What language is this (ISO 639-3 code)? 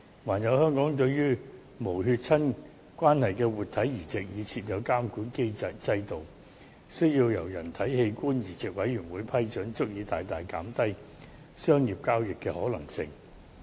yue